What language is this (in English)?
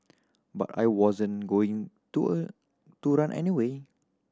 English